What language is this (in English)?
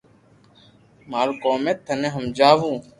Loarki